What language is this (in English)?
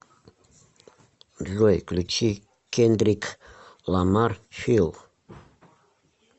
Russian